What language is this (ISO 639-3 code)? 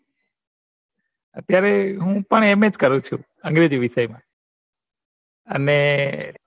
guj